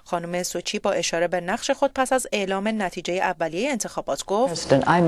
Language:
Persian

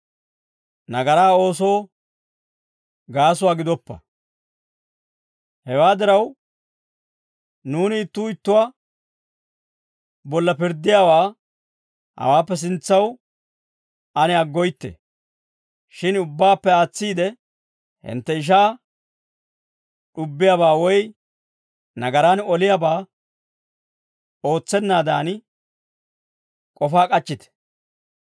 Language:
Dawro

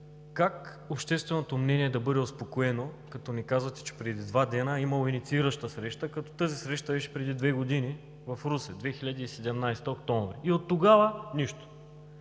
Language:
Bulgarian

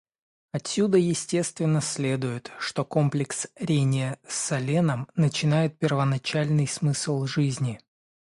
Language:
Russian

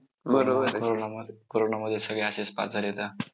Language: Marathi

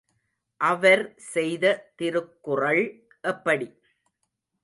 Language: Tamil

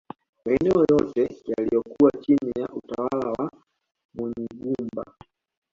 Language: Swahili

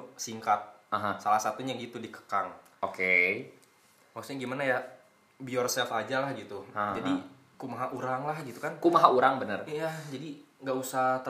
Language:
Indonesian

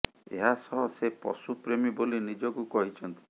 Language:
Odia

